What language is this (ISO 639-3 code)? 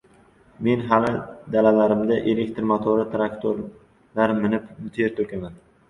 uzb